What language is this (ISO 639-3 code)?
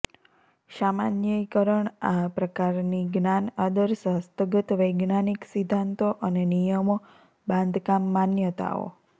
guj